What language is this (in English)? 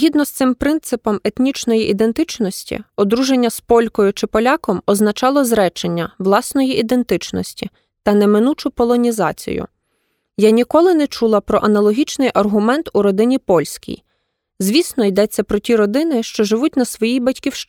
Ukrainian